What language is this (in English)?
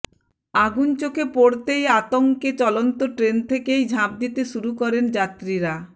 Bangla